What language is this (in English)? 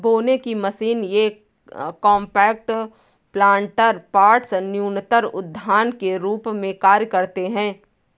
Hindi